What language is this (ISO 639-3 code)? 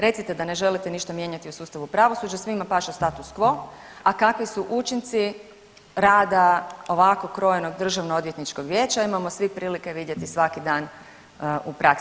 hrv